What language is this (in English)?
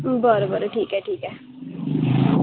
Marathi